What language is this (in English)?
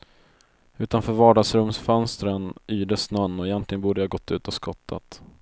Swedish